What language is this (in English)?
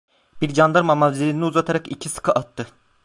Turkish